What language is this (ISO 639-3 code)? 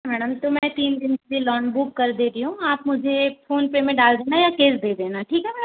hin